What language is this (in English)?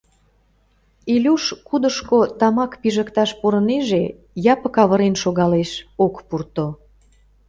Mari